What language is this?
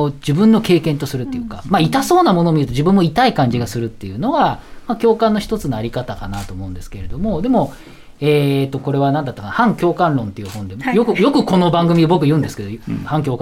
Japanese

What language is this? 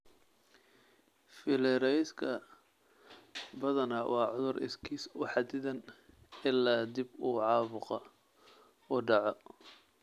Somali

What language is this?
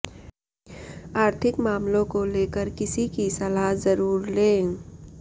Hindi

